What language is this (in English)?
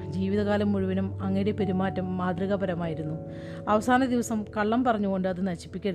Malayalam